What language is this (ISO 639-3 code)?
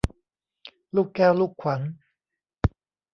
tha